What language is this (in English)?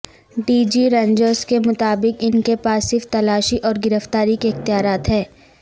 Urdu